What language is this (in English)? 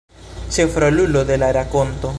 Esperanto